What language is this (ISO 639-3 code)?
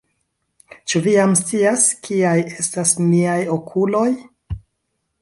epo